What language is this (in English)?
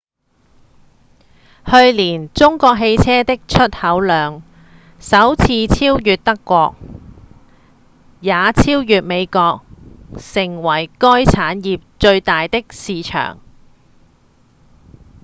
Cantonese